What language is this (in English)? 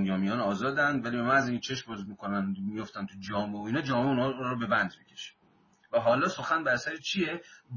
Persian